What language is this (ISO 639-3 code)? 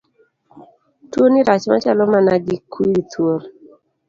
luo